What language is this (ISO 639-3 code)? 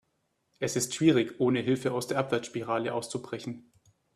deu